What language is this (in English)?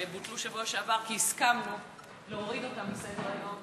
Hebrew